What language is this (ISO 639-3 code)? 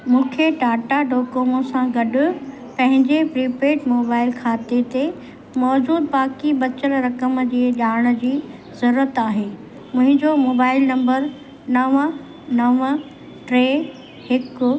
snd